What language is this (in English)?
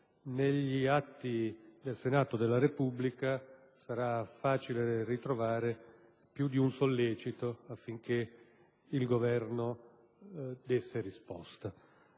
Italian